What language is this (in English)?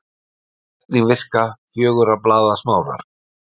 Icelandic